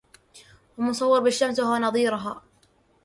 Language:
Arabic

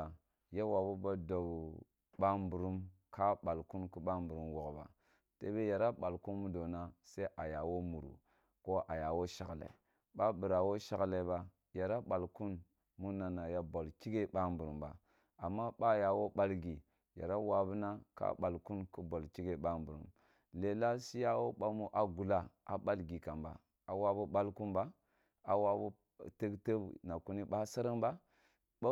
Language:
Kulung (Nigeria)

